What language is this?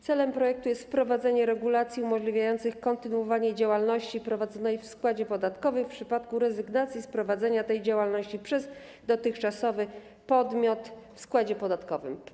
Polish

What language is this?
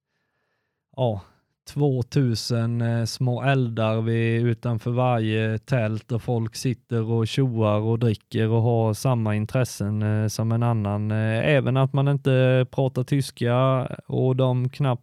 Swedish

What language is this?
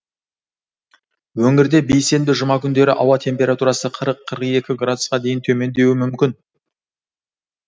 Kazakh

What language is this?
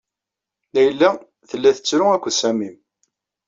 Kabyle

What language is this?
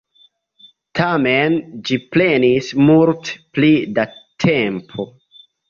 Esperanto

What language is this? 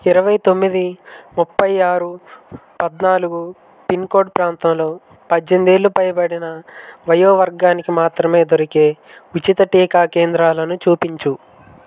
Telugu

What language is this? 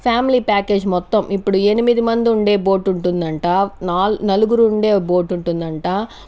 Telugu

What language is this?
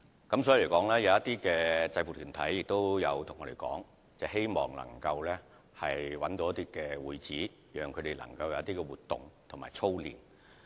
Cantonese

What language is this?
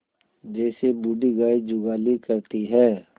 Hindi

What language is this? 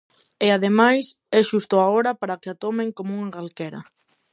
Galician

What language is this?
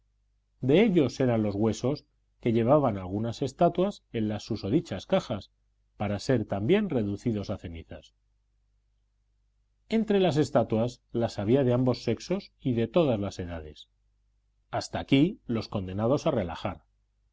Spanish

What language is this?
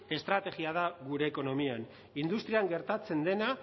Basque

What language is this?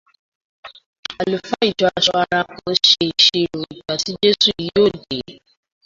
Yoruba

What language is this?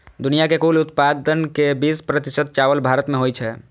Maithili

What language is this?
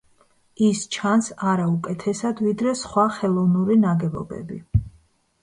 Georgian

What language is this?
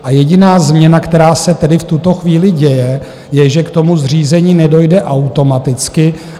Czech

